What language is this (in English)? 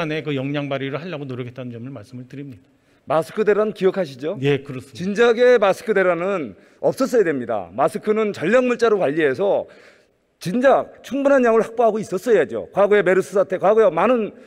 Korean